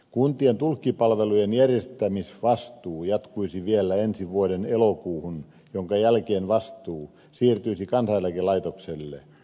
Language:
Finnish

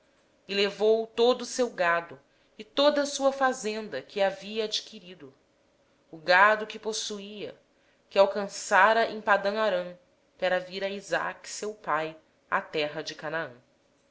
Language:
Portuguese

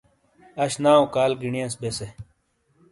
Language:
Shina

